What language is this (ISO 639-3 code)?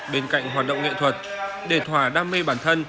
vie